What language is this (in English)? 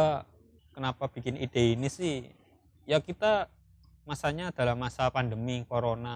Indonesian